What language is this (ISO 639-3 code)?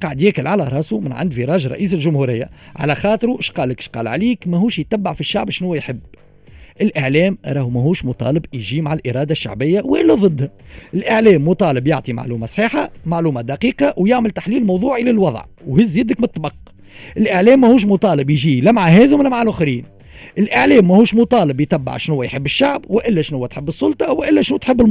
ara